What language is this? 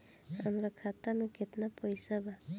Bhojpuri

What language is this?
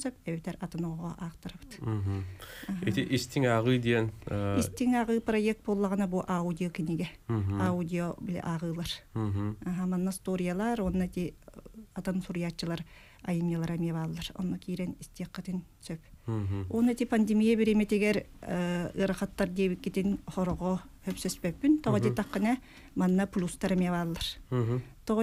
Turkish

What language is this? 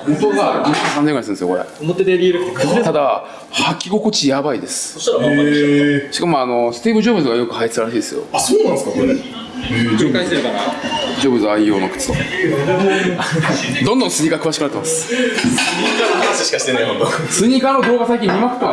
Japanese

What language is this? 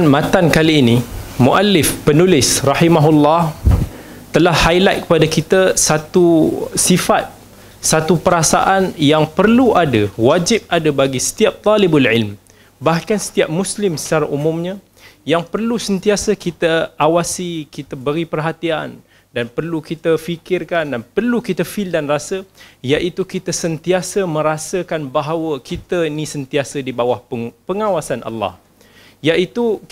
Malay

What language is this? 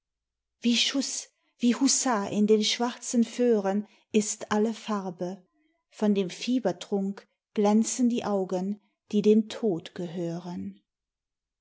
German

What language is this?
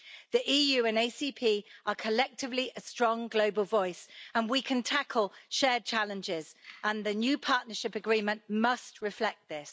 English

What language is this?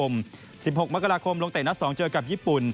Thai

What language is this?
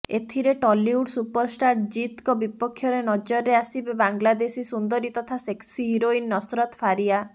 Odia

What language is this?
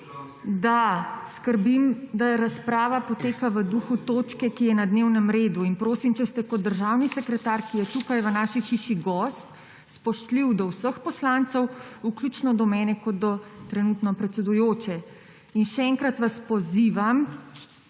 Slovenian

